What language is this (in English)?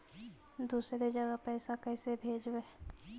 Magahi